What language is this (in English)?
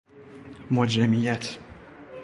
Persian